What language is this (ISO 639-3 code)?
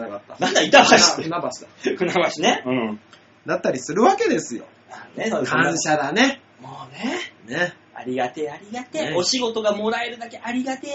jpn